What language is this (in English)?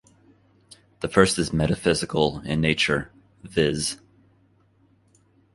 English